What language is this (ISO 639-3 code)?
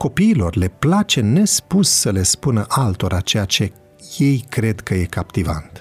ron